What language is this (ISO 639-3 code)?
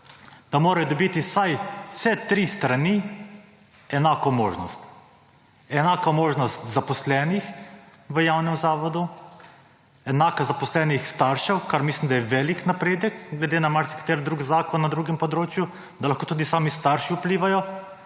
slv